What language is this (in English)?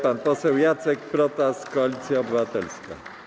Polish